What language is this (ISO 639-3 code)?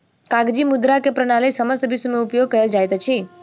mai